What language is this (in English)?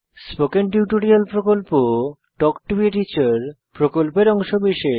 Bangla